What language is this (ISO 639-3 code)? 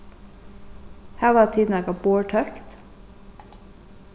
fao